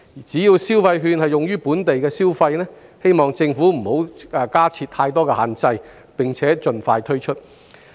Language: Cantonese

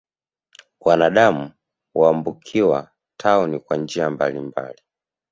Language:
Swahili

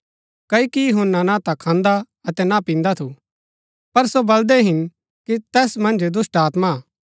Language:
Gaddi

